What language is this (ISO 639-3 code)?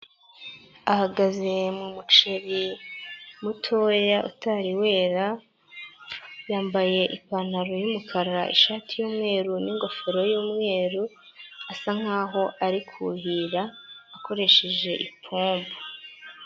kin